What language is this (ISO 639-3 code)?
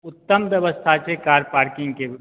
mai